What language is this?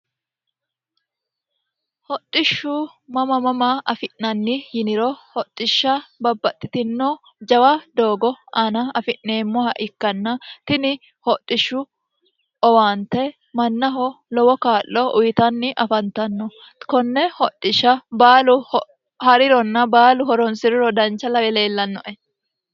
Sidamo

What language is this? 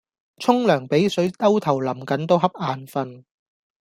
Cantonese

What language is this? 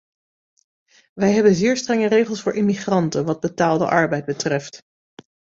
Dutch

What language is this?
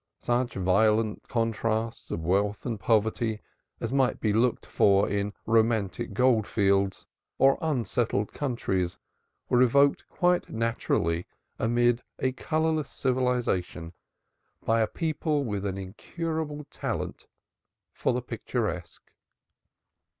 English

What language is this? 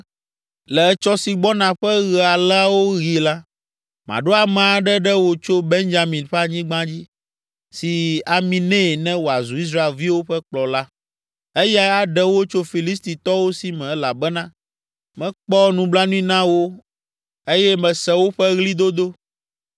Ewe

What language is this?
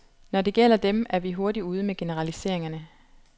Danish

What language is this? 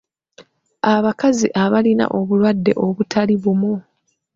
Ganda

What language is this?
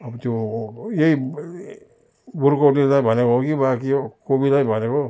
Nepali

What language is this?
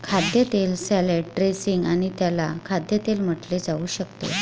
Marathi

